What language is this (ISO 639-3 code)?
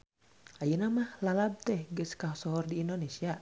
sun